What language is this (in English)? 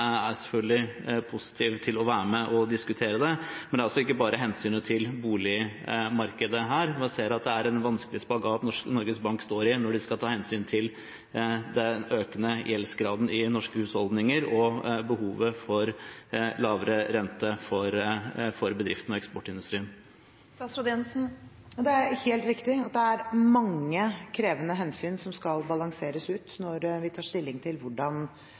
Norwegian Bokmål